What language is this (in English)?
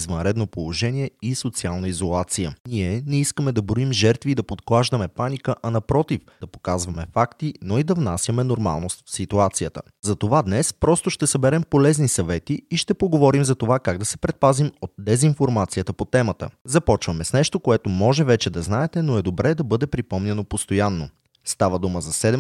Bulgarian